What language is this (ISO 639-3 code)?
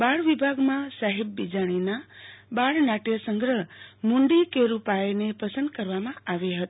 guj